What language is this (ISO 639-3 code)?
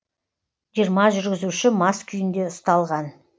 kaz